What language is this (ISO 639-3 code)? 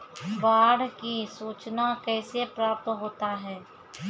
mai